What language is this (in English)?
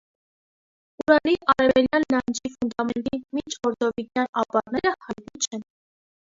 Armenian